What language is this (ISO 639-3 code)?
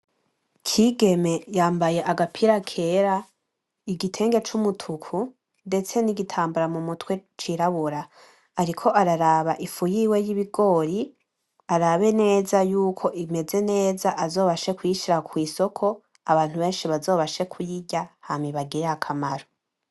run